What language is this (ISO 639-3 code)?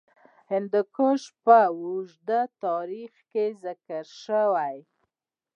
pus